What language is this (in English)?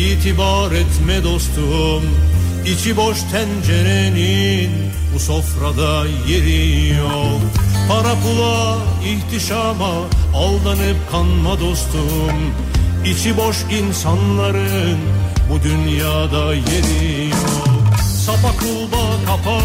Turkish